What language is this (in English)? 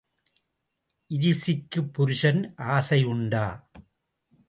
Tamil